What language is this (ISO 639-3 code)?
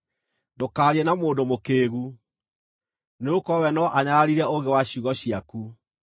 kik